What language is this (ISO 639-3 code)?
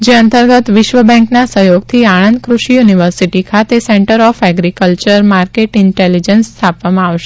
guj